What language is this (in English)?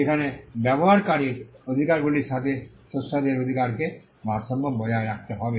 Bangla